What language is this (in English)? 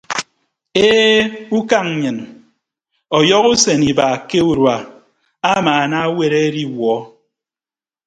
Ibibio